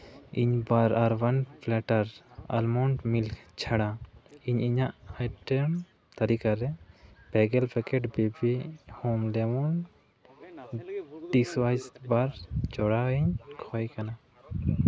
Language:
Santali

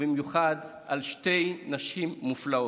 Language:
Hebrew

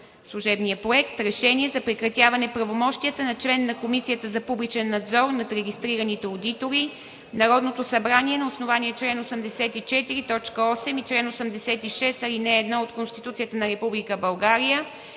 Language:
Bulgarian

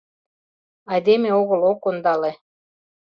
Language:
Mari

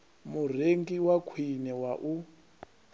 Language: Venda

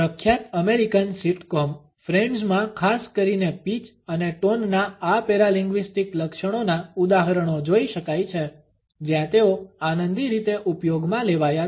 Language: Gujarati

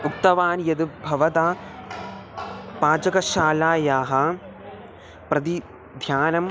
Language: Sanskrit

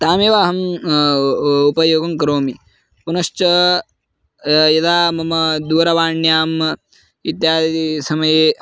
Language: Sanskrit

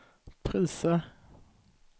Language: Swedish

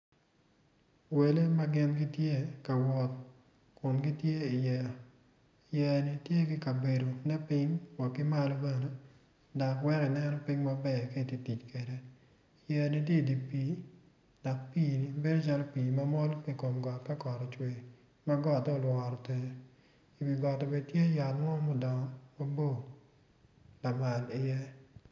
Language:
Acoli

